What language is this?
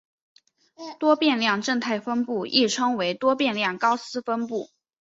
Chinese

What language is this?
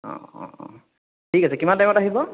Assamese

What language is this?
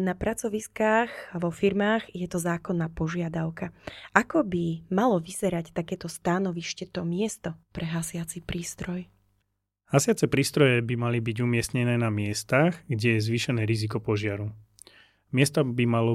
Slovak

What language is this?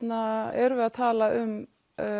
Icelandic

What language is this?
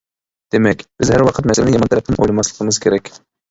Uyghur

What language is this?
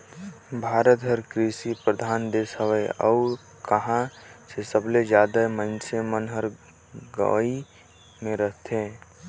Chhattisgarhi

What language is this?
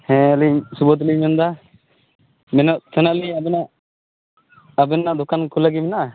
Santali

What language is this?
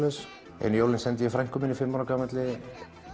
Icelandic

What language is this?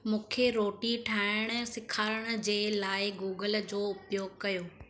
Sindhi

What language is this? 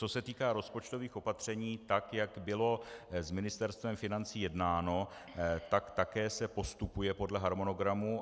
Czech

